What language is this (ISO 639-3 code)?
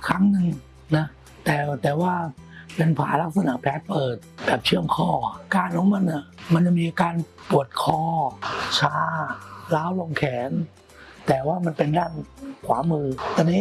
tha